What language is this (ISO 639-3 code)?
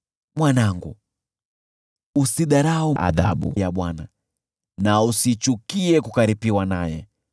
swa